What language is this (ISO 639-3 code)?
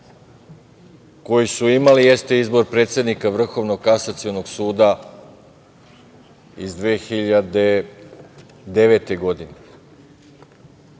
srp